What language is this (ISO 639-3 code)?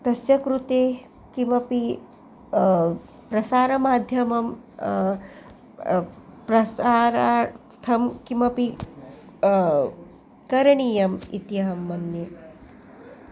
san